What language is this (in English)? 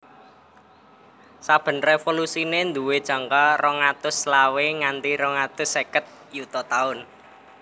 Javanese